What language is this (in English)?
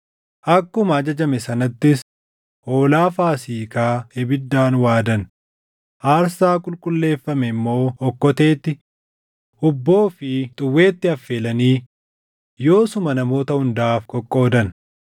Oromo